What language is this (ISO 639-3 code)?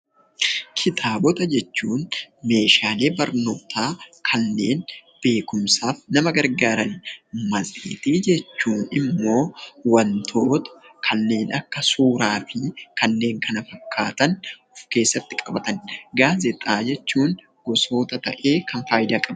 orm